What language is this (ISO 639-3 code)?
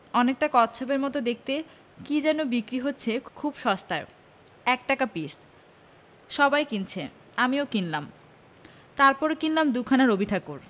ben